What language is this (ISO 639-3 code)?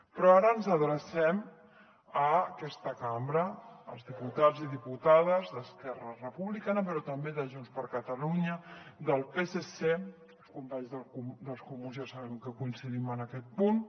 cat